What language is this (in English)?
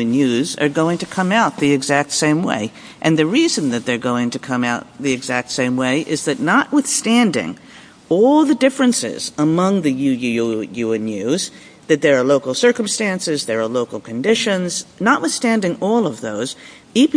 English